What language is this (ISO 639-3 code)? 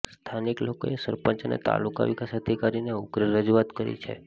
guj